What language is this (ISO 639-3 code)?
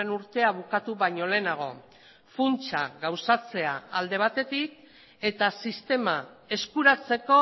eus